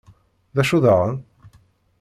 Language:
Kabyle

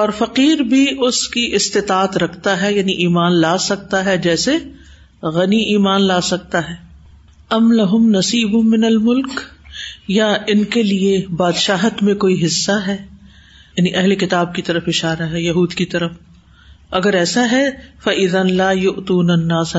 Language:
Urdu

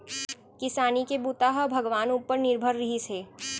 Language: Chhattisgarhi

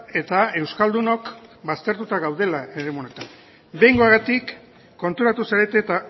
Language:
Basque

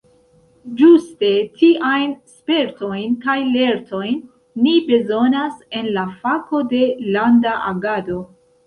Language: Esperanto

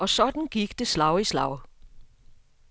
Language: Danish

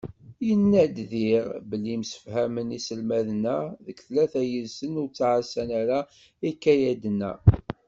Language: Kabyle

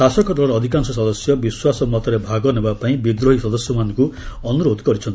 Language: Odia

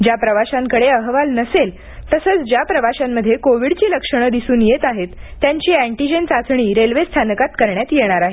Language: Marathi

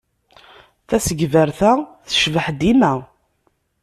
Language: Kabyle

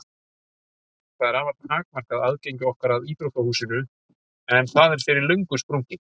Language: Icelandic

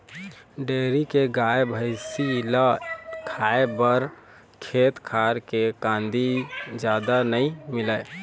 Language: Chhattisgarhi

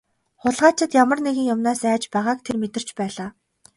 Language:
Mongolian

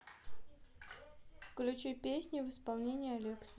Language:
Russian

